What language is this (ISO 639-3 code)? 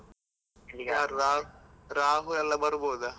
kan